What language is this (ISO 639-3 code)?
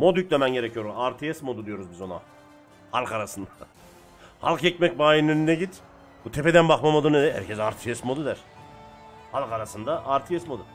tur